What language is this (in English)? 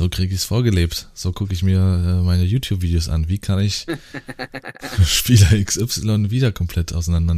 German